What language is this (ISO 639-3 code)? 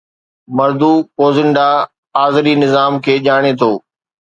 snd